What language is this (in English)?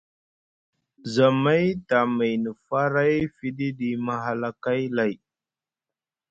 Musgu